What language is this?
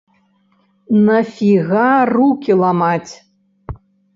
Belarusian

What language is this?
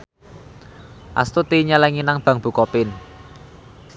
Javanese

